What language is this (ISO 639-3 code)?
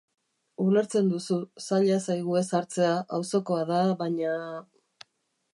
eus